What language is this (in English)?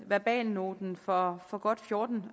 Danish